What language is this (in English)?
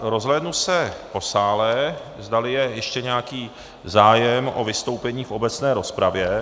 Czech